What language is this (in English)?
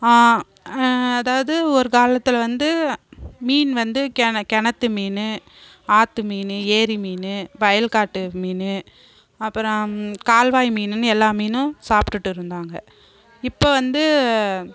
Tamil